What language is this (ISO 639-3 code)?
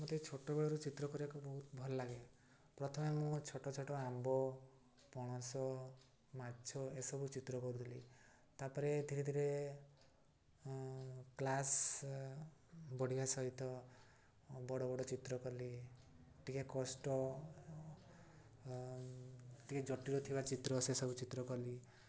ori